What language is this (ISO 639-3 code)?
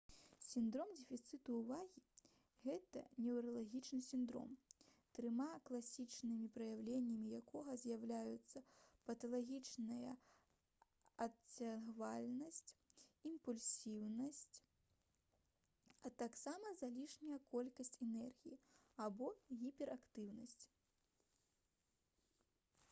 bel